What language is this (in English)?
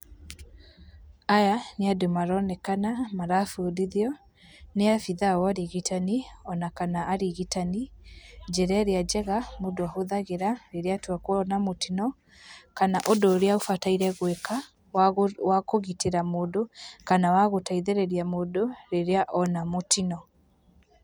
Kikuyu